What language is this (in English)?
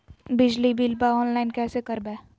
Magahi